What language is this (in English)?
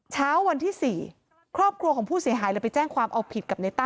Thai